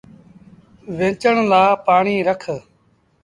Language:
Sindhi Bhil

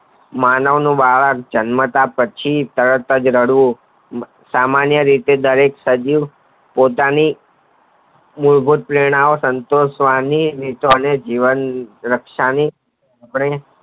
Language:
Gujarati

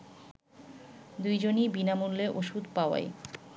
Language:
Bangla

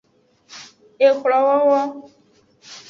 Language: Aja (Benin)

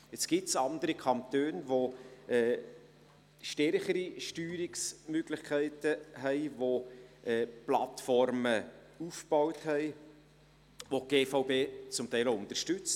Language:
Swiss German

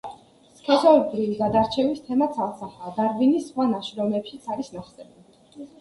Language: Georgian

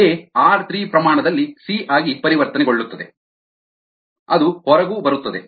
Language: Kannada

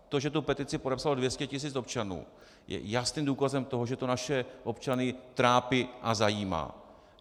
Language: Czech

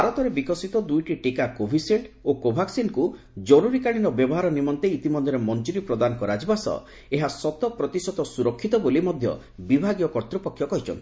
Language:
Odia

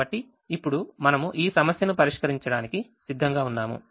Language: Telugu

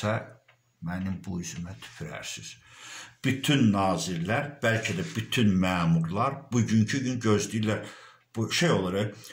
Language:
Turkish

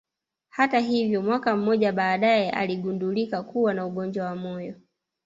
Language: Swahili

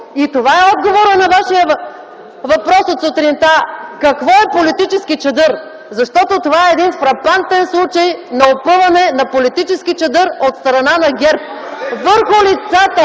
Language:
Bulgarian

